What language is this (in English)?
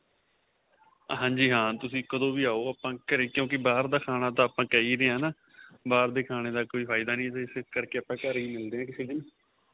Punjabi